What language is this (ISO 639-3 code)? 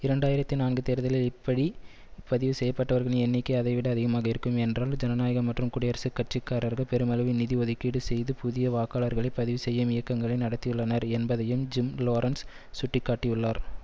tam